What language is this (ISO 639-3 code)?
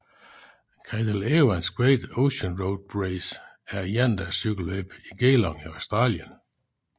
dan